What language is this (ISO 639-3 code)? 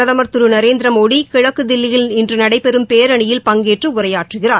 tam